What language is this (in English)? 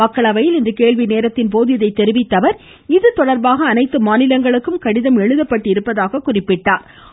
Tamil